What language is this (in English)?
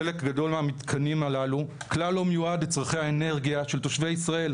Hebrew